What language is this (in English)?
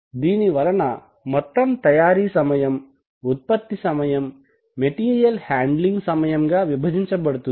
Telugu